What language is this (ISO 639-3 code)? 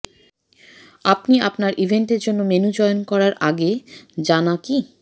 ben